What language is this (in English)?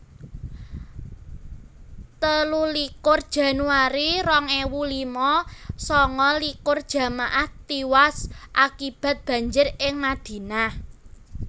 Javanese